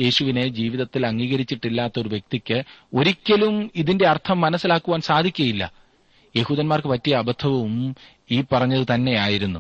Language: Malayalam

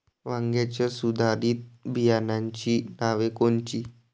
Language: Marathi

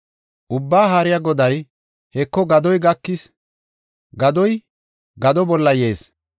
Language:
Gofa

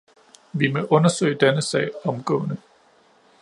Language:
Danish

